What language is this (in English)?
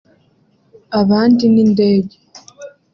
Kinyarwanda